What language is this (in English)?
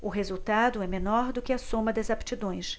Portuguese